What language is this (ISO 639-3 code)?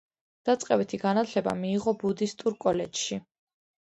kat